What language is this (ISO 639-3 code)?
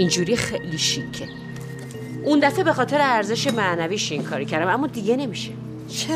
fas